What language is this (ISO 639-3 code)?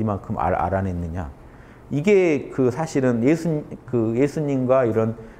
kor